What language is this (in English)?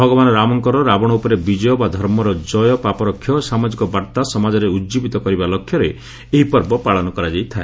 Odia